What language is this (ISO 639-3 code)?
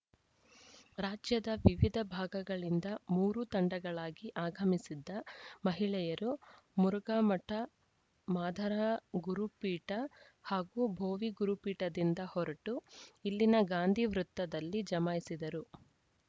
kan